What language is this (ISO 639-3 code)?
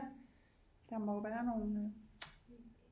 dan